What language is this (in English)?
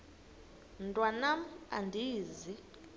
Xhosa